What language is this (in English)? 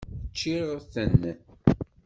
Kabyle